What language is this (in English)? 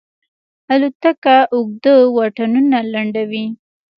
Pashto